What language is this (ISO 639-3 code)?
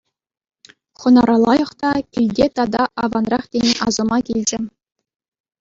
chv